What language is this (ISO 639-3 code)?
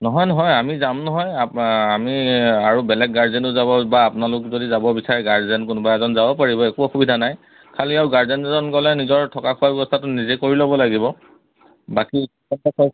asm